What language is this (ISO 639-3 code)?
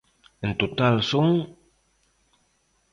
glg